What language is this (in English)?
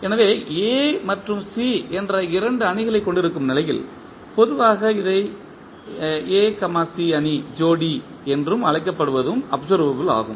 Tamil